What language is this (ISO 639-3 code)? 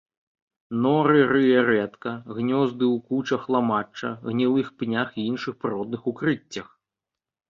bel